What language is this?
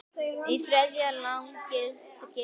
Icelandic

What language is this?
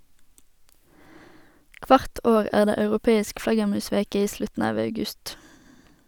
Norwegian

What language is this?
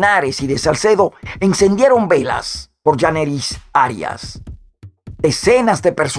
Spanish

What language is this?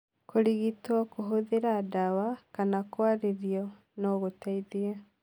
Kikuyu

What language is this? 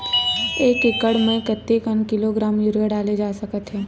Chhattisgarhi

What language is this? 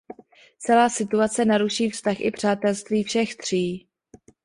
Czech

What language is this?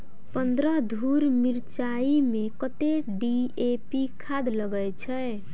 Maithili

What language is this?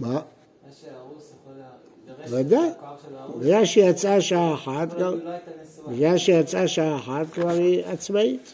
Hebrew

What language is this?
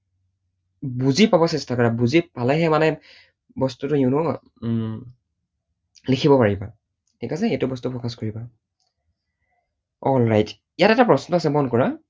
Assamese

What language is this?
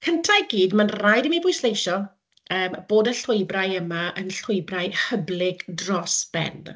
Welsh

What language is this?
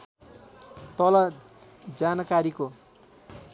Nepali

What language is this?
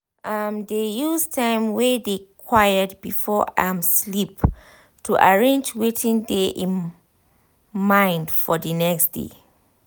Nigerian Pidgin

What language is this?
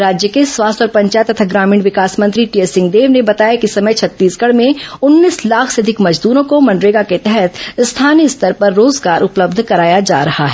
Hindi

